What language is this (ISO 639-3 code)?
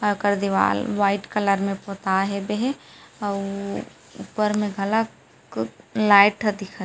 hne